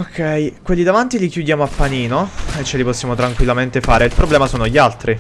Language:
Italian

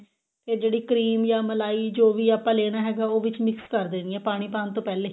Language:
Punjabi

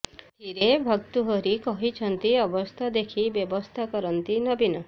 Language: Odia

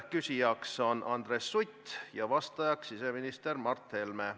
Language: Estonian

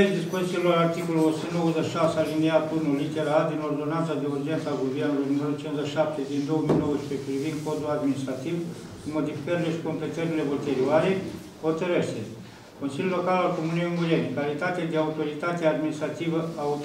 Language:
Romanian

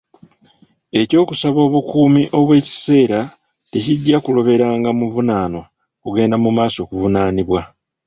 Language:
Ganda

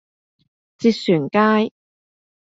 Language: Cantonese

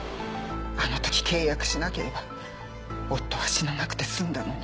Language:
Japanese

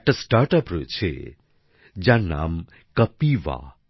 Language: Bangla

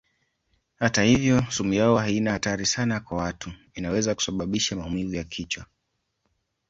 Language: Swahili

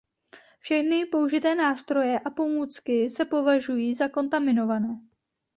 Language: Czech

